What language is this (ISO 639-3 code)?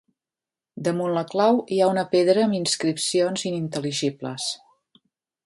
cat